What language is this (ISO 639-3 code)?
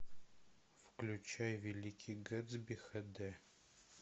rus